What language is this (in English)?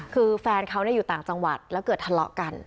Thai